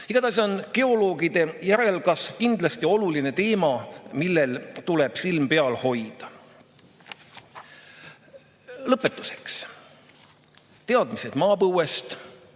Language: Estonian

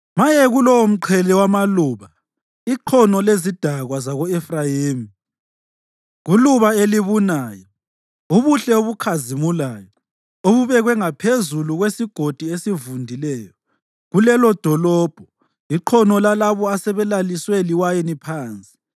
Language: North Ndebele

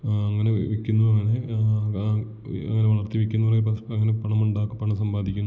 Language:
Malayalam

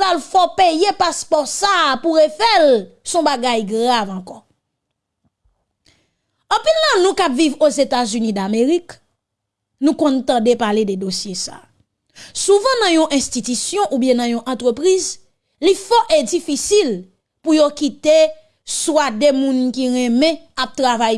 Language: French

